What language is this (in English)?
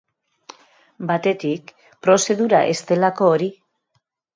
Basque